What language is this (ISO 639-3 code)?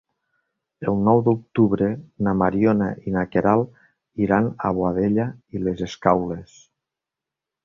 cat